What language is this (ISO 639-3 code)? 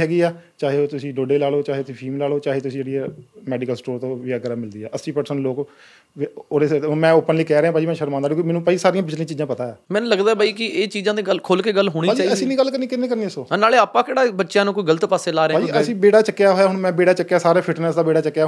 pan